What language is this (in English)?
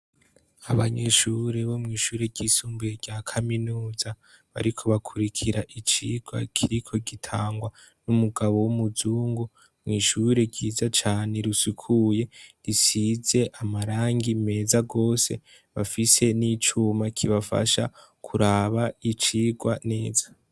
Rundi